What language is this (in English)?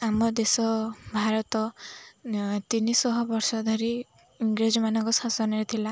Odia